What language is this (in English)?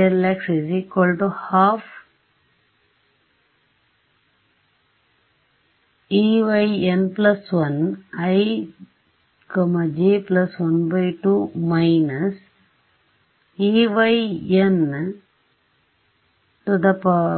Kannada